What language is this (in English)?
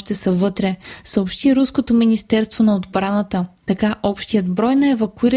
Bulgarian